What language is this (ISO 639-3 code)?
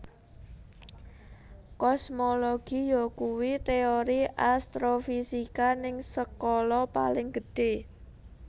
jav